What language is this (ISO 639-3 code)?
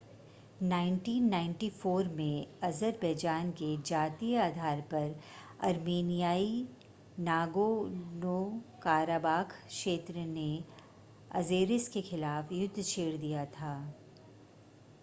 hin